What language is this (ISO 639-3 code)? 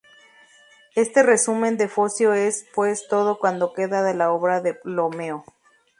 spa